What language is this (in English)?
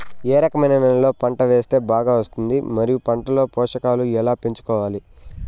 Telugu